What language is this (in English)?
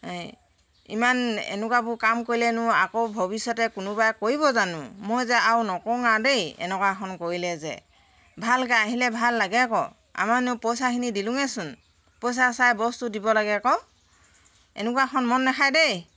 Assamese